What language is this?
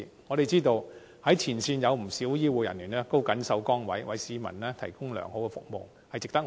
Cantonese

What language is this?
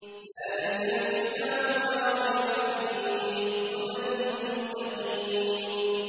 Arabic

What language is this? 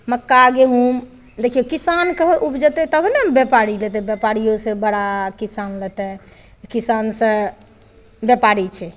Maithili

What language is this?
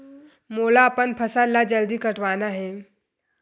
Chhattisgarhi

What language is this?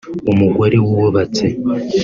Kinyarwanda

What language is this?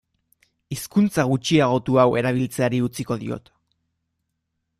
Basque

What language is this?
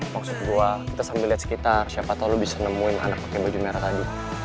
Indonesian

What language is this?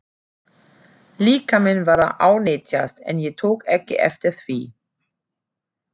Icelandic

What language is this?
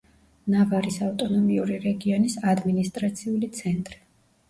Georgian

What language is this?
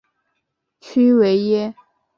Chinese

